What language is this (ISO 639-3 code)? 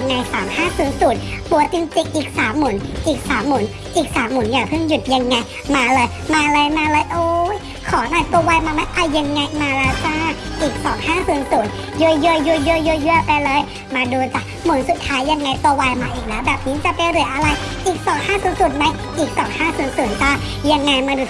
tha